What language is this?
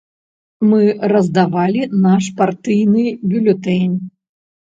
Belarusian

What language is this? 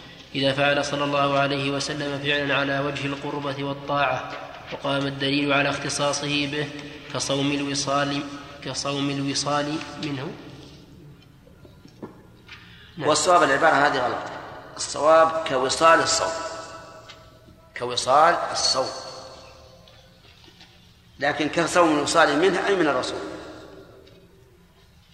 Arabic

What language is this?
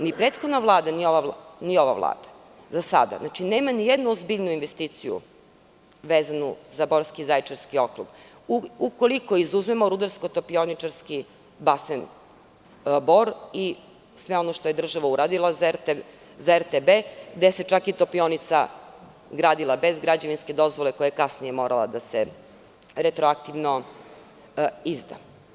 Serbian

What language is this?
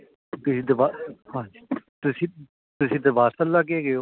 Punjabi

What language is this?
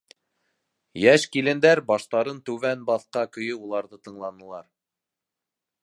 Bashkir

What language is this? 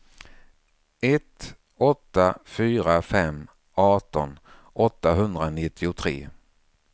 Swedish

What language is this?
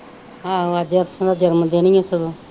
Punjabi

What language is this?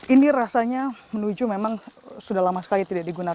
Indonesian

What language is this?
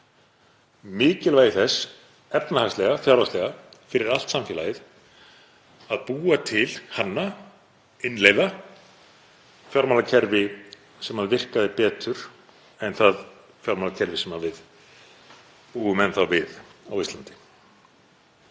Icelandic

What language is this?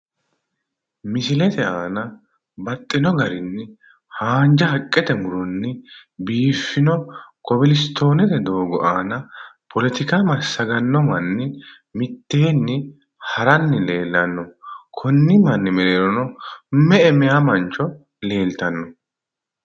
Sidamo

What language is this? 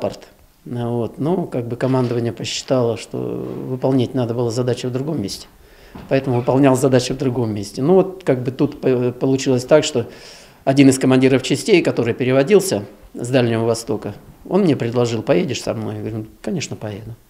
Russian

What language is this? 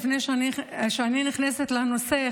Hebrew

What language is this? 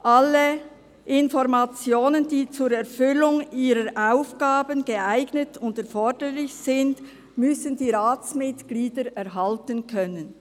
Swiss German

